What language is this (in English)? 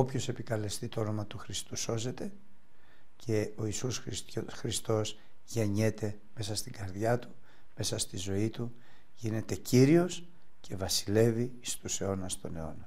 Greek